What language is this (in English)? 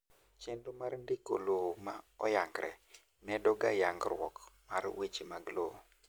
Luo (Kenya and Tanzania)